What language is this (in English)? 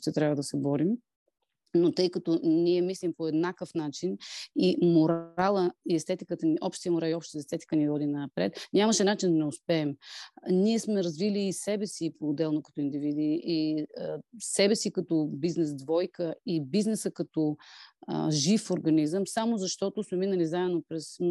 Bulgarian